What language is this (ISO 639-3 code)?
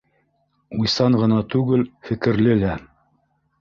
bak